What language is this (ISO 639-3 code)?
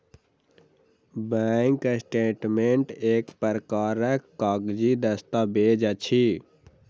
mai